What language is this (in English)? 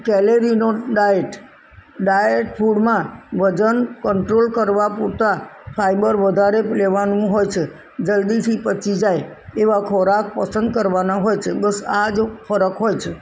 Gujarati